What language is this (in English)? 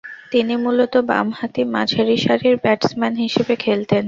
Bangla